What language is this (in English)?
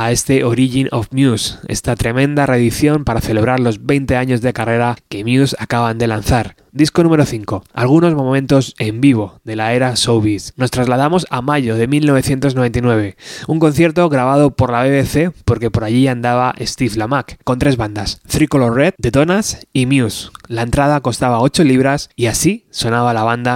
Spanish